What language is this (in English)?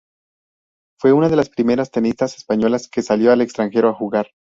Spanish